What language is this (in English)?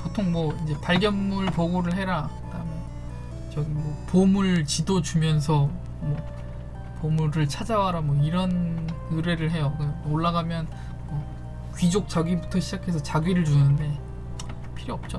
Korean